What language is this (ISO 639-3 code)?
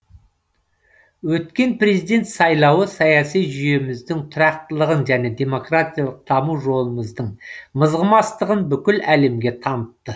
kaz